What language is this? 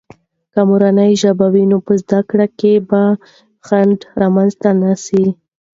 Pashto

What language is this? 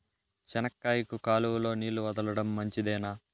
Telugu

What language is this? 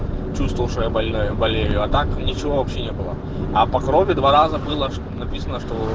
Russian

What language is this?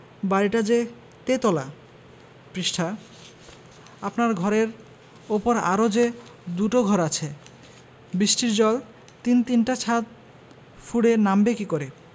Bangla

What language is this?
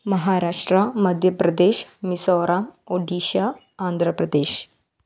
Malayalam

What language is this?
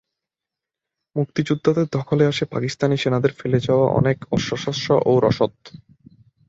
Bangla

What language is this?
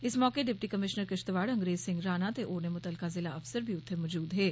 Dogri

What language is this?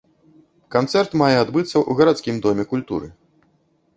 Belarusian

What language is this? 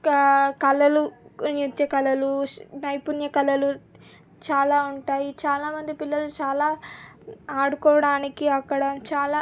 Telugu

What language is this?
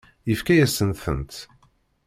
Kabyle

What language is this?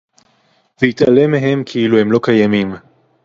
Hebrew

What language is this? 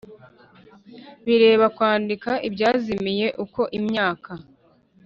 Kinyarwanda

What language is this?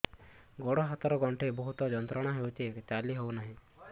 Odia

